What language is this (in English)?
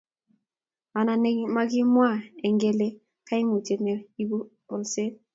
Kalenjin